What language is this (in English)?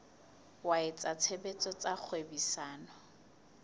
Southern Sotho